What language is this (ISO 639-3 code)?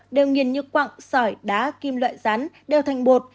vie